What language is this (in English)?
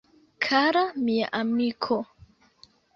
Esperanto